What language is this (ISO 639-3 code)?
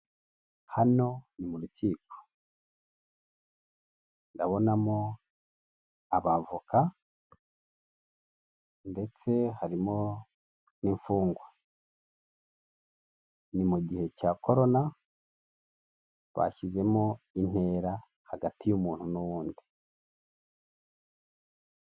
kin